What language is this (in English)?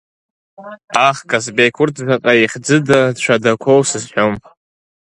Abkhazian